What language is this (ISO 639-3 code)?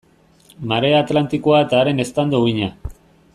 eus